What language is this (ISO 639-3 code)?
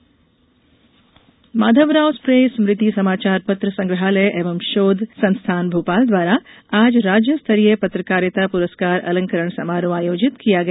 hin